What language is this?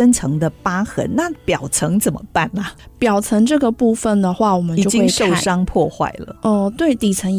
Chinese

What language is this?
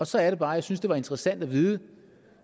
Danish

